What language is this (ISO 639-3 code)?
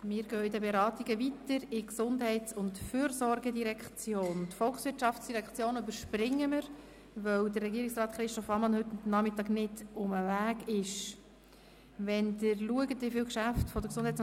gsw